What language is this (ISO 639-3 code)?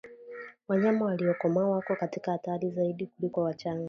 swa